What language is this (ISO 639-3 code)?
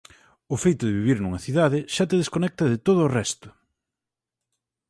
glg